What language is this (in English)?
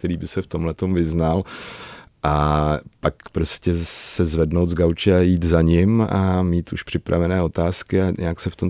Czech